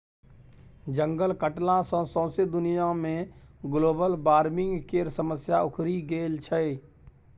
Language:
Maithili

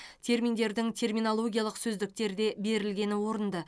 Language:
Kazakh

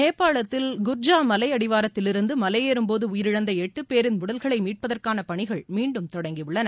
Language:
Tamil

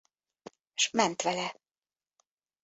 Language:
Hungarian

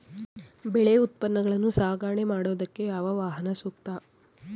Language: Kannada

